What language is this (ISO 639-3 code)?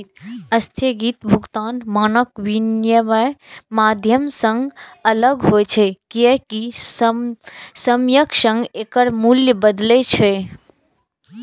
mai